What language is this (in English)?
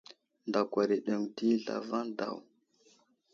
Wuzlam